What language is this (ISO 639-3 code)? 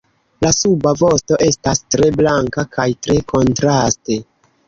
epo